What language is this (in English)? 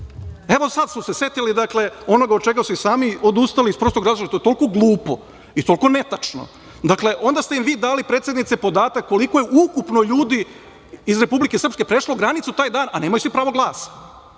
Serbian